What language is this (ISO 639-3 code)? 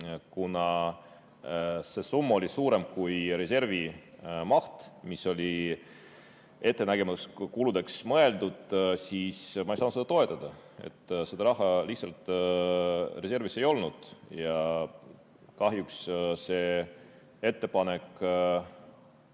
est